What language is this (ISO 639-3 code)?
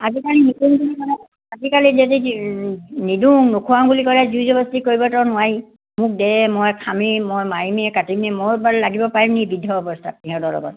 asm